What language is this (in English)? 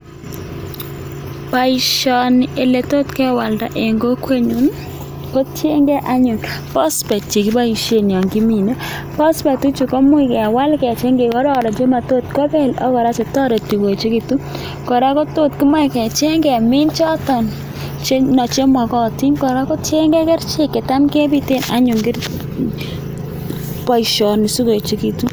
Kalenjin